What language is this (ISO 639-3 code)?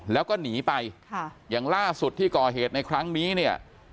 tha